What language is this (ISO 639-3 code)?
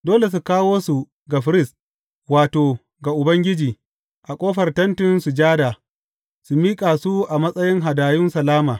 hau